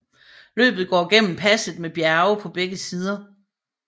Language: Danish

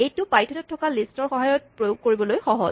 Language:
Assamese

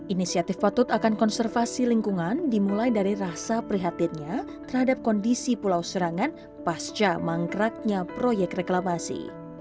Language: Indonesian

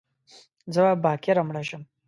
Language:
Pashto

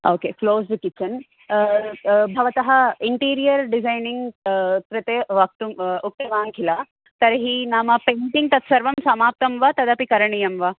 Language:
Sanskrit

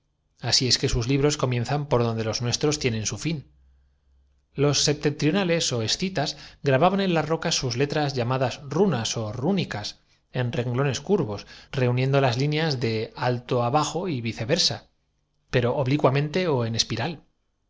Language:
Spanish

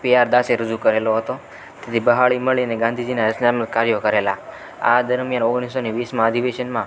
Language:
Gujarati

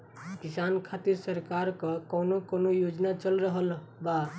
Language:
Bhojpuri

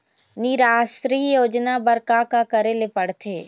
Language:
Chhattisgarhi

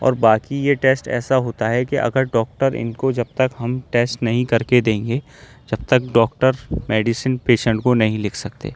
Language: Urdu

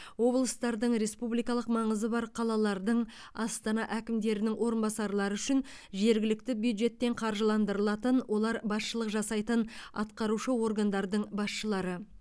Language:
Kazakh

